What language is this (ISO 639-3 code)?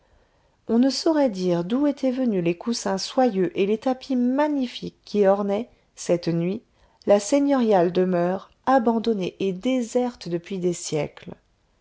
fra